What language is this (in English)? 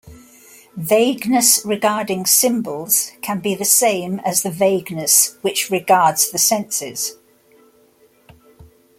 English